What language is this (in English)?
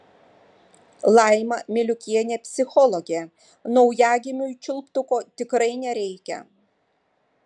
Lithuanian